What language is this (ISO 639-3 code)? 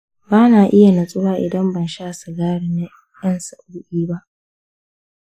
hau